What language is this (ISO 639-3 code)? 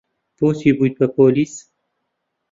ckb